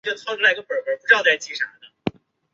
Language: Chinese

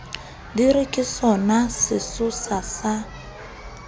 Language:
Southern Sotho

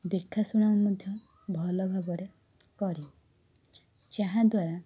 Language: Odia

